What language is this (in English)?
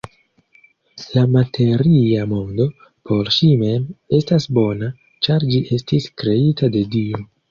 Esperanto